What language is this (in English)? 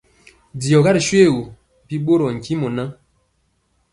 Mpiemo